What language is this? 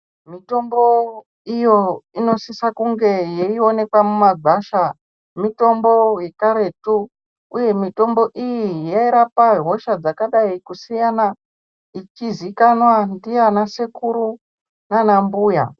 Ndau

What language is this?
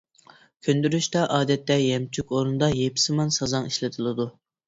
Uyghur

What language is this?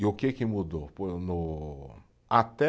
Portuguese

